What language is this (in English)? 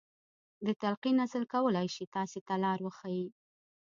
Pashto